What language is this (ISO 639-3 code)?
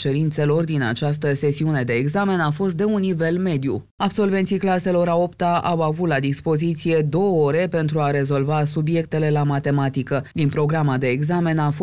ron